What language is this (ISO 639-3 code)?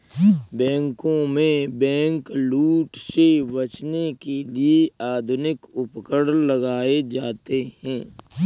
hin